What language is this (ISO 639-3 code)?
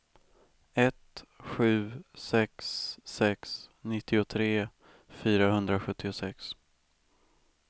swe